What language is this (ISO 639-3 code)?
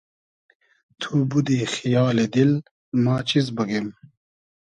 haz